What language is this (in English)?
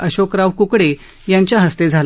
Marathi